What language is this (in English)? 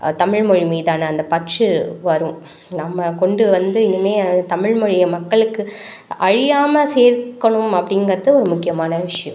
Tamil